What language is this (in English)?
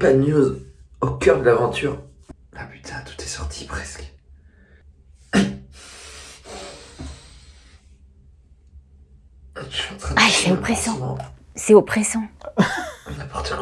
French